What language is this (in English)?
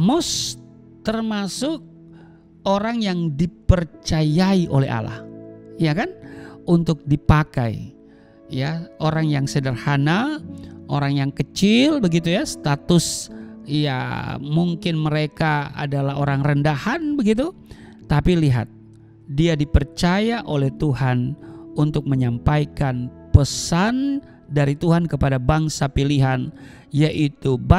Indonesian